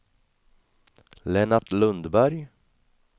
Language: Swedish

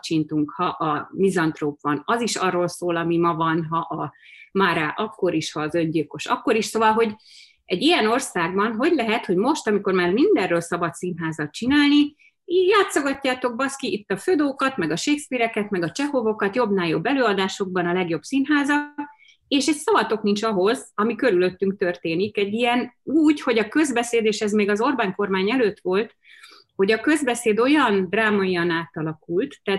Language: Hungarian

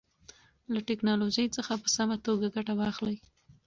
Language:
Pashto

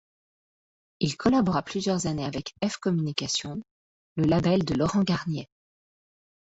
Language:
French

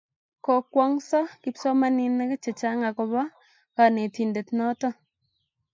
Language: Kalenjin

